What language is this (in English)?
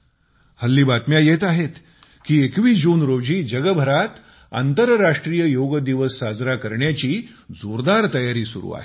Marathi